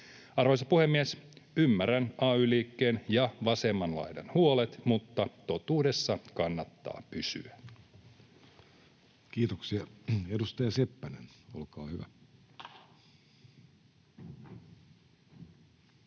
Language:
Finnish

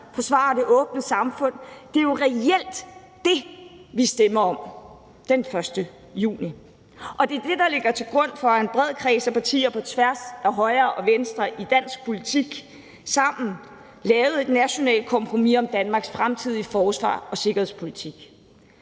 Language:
Danish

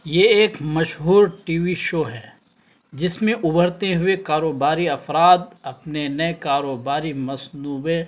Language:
Urdu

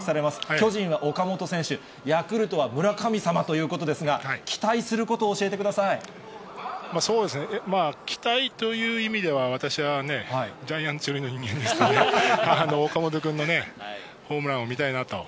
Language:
Japanese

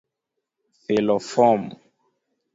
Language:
Luo (Kenya and Tanzania)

